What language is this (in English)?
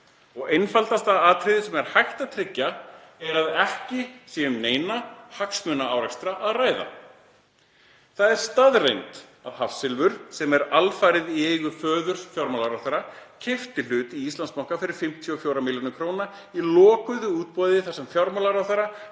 Icelandic